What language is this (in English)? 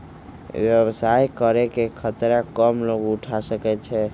Magahi